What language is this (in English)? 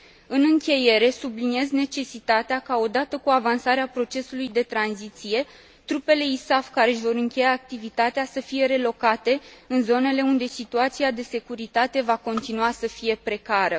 Romanian